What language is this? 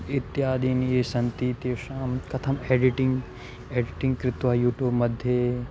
Sanskrit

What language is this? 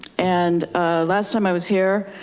English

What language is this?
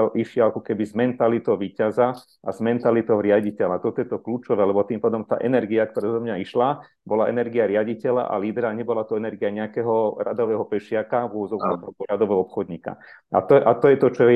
Slovak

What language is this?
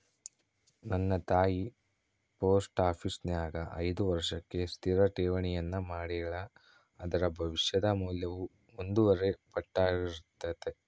Kannada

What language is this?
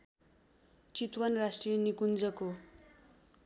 Nepali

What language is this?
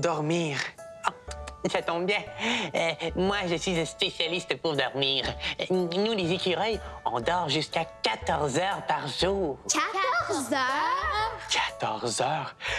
French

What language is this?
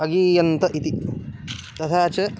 Sanskrit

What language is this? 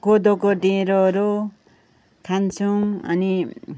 Nepali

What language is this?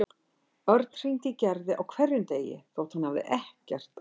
Icelandic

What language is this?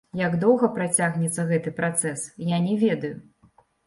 Belarusian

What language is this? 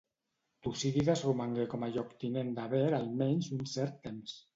Catalan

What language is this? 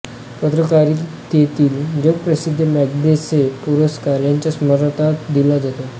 Marathi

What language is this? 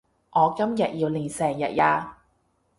Cantonese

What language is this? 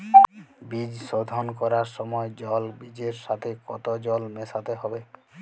Bangla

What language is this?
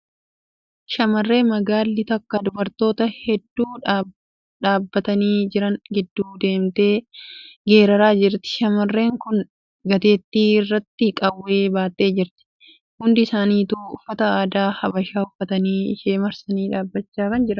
Oromo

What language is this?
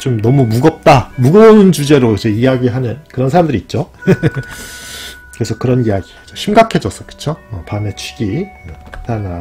Korean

